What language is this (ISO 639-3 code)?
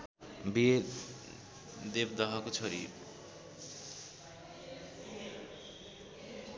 nep